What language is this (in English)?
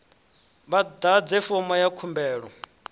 Venda